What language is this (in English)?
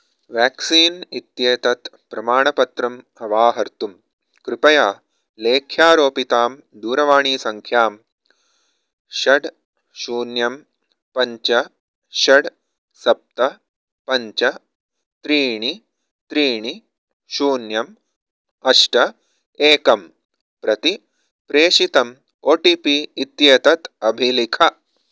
Sanskrit